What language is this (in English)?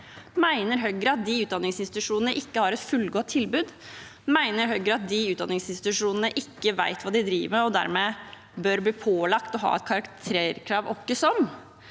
Norwegian